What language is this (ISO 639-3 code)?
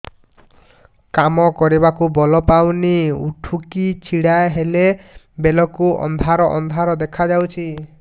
ori